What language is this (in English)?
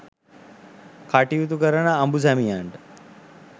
Sinhala